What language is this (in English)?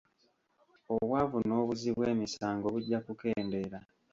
Ganda